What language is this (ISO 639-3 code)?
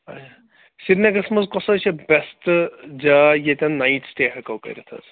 kas